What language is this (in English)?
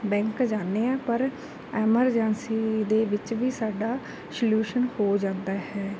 Punjabi